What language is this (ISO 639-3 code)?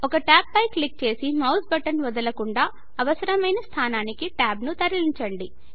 tel